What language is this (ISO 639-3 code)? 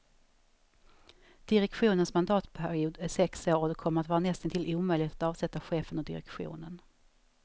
swe